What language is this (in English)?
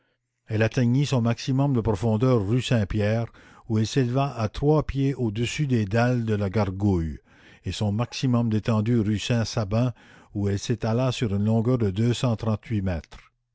French